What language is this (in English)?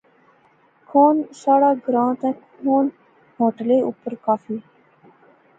Pahari-Potwari